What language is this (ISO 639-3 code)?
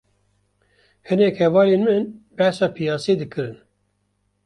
kur